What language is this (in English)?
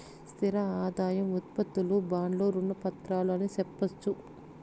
Telugu